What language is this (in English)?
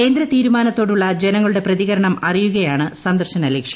Malayalam